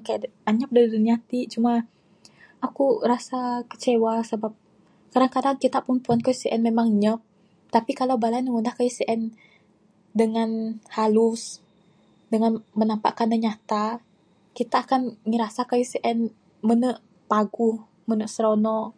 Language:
Bukar-Sadung Bidayuh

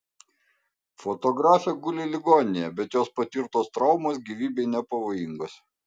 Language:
Lithuanian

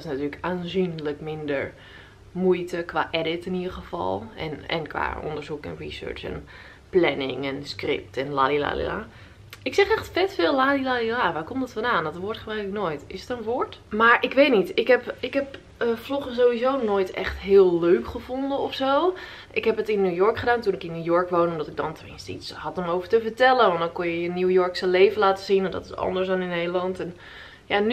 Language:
Dutch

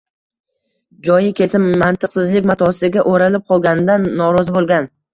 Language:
Uzbek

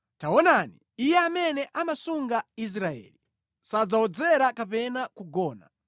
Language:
Nyanja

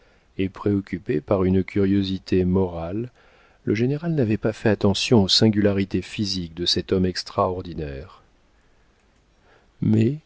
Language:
French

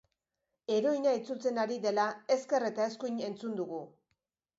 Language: Basque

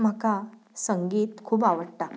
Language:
Konkani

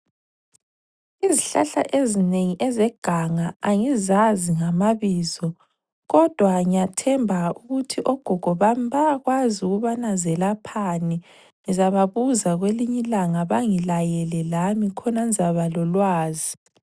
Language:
North Ndebele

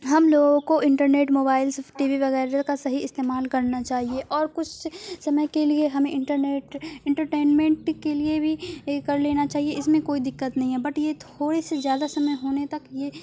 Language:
Urdu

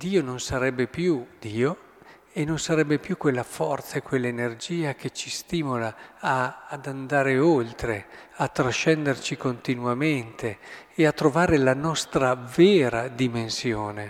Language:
Italian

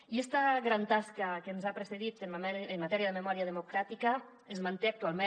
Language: Catalan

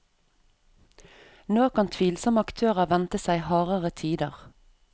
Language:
Norwegian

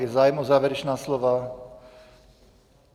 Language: Czech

